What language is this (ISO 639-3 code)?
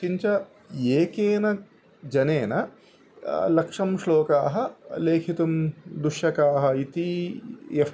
san